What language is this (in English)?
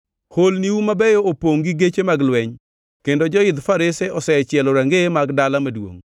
Luo (Kenya and Tanzania)